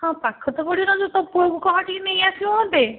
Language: Odia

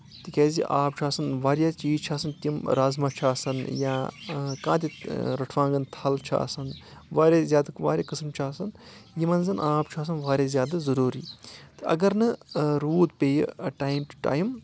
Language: Kashmiri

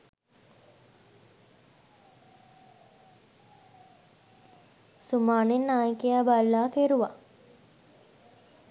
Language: Sinhala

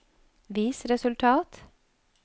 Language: Norwegian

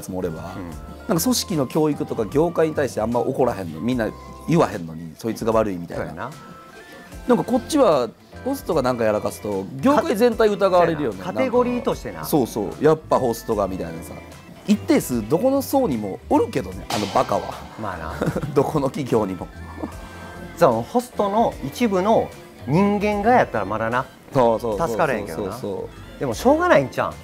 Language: Japanese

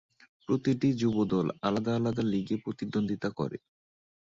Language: Bangla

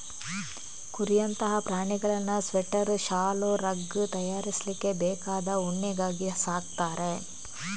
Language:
Kannada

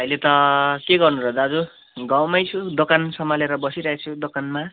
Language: Nepali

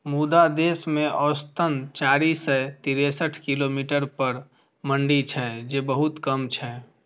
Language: Maithili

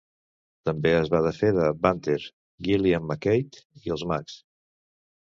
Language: Catalan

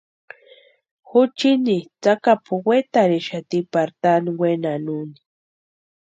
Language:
Western Highland Purepecha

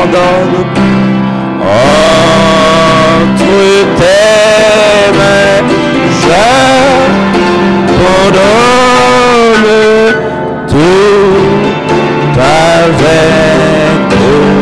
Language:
French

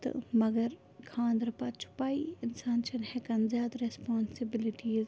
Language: Kashmiri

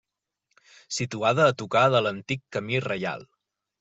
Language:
Catalan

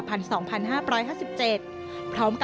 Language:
Thai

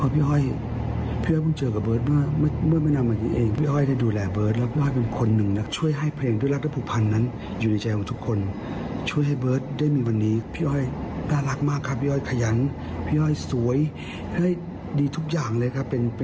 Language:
Thai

